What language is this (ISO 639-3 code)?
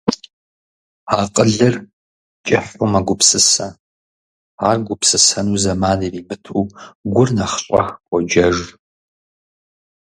kbd